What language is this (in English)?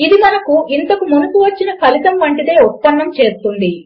Telugu